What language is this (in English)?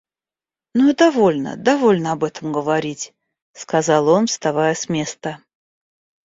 Russian